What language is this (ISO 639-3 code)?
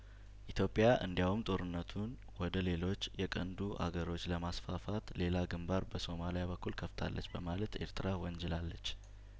amh